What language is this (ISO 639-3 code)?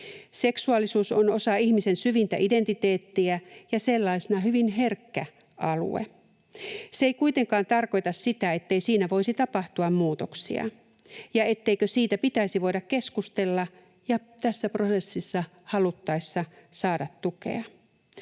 fin